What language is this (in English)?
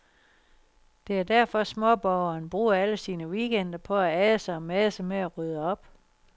Danish